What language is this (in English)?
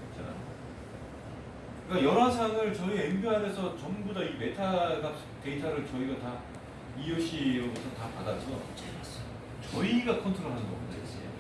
Korean